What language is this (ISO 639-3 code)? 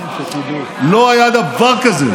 heb